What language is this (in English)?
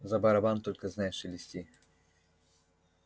Russian